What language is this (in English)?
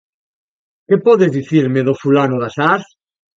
Galician